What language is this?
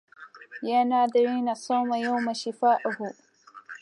Arabic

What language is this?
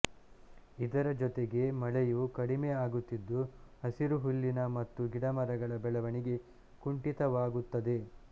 Kannada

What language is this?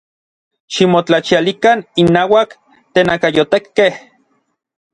Orizaba Nahuatl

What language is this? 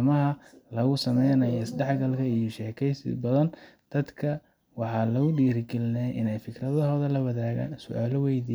Somali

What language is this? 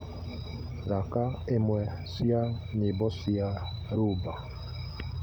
Kikuyu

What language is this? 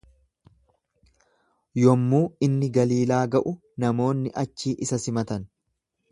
Oromo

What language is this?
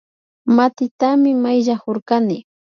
Imbabura Highland Quichua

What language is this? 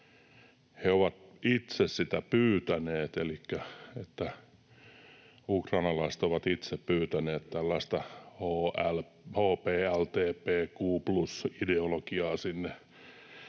Finnish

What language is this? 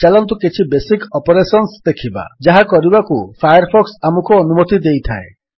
Odia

